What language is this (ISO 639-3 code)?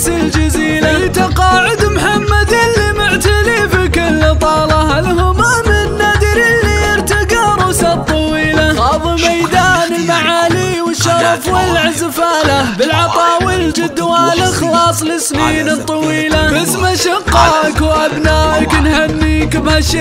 ara